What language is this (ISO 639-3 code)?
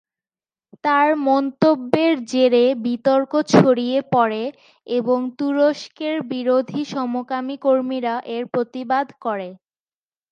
ben